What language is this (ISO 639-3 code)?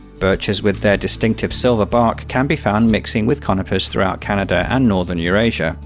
eng